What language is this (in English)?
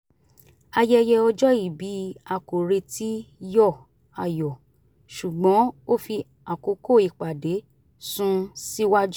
Yoruba